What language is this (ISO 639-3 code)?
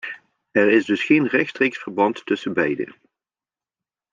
nld